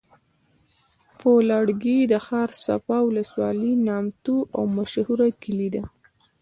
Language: Pashto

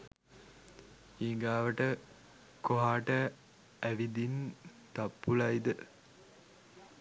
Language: Sinhala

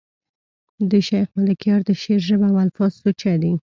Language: Pashto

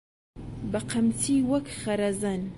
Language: Central Kurdish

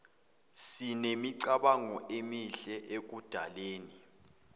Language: Zulu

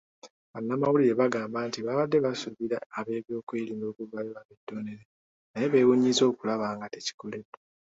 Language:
Ganda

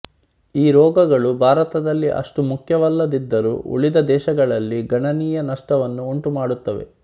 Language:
Kannada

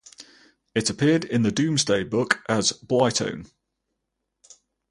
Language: English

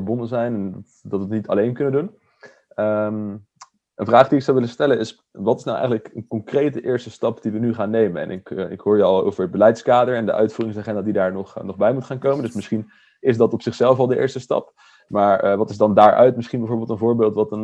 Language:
Dutch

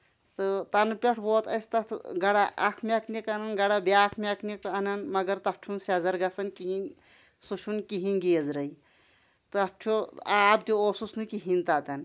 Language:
Kashmiri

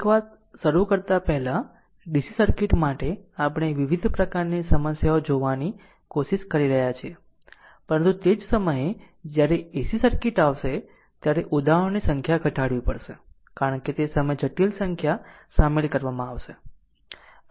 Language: Gujarati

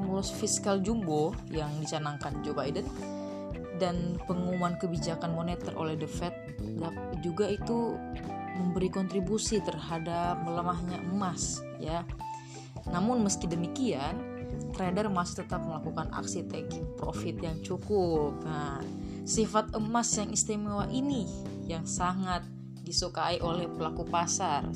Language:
Indonesian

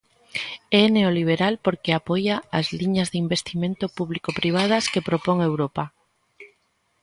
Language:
Galician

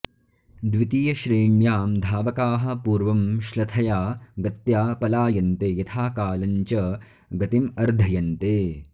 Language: Sanskrit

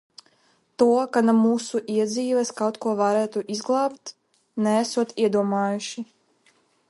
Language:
Latvian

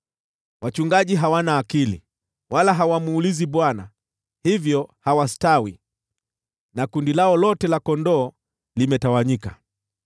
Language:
Swahili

